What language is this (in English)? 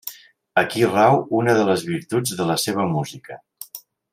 Catalan